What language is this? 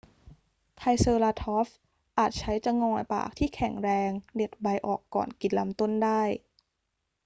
Thai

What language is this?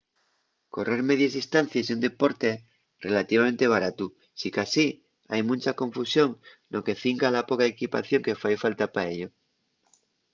Asturian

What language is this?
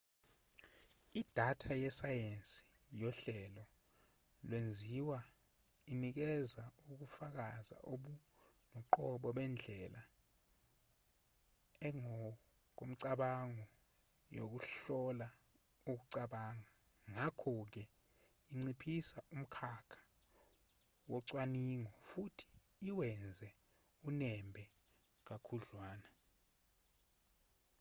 Zulu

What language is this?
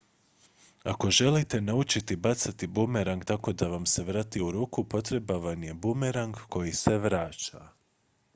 Croatian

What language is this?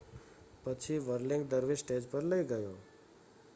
Gujarati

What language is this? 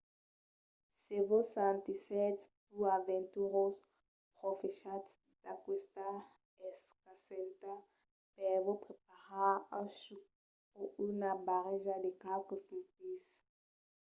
Occitan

